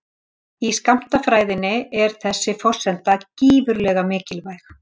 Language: Icelandic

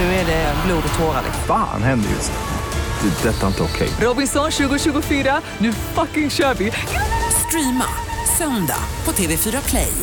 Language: Swedish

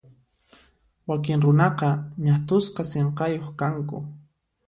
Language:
Puno Quechua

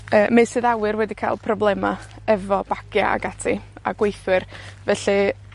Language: Welsh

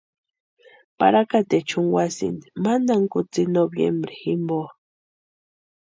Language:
Western Highland Purepecha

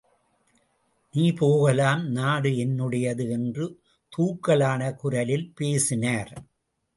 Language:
Tamil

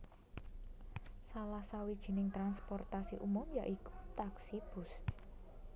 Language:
Javanese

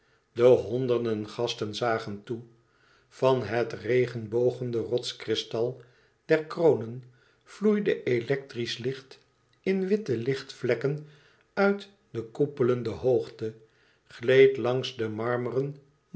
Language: Dutch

